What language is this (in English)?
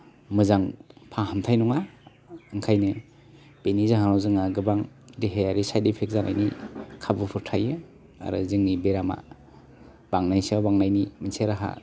Bodo